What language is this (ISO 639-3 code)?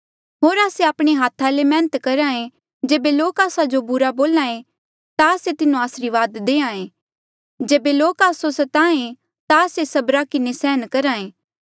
mjl